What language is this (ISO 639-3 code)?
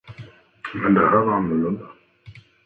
swe